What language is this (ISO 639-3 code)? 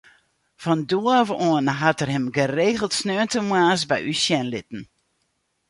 fry